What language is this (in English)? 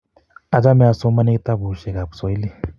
Kalenjin